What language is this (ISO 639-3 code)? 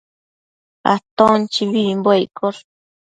mcf